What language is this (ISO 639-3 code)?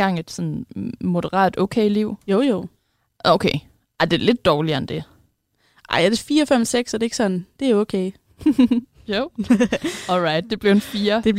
dan